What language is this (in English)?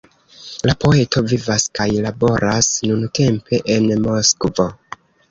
Esperanto